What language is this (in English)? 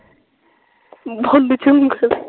Punjabi